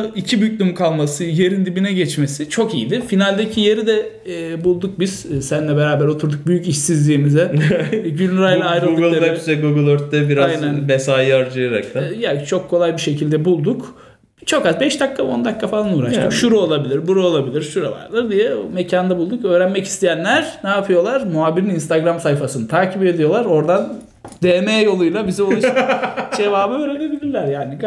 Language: Turkish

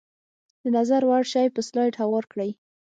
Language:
Pashto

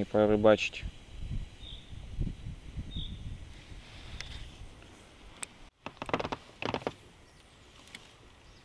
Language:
Russian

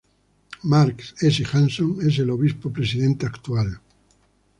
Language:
Spanish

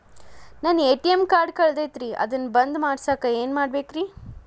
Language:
Kannada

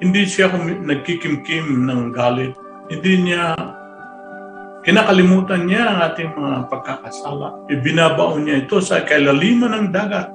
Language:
Filipino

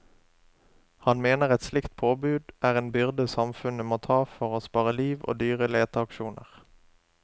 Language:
Norwegian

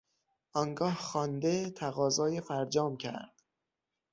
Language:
Persian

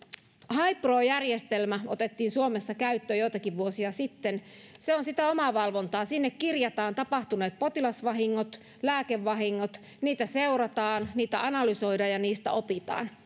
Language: Finnish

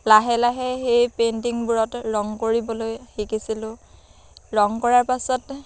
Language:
Assamese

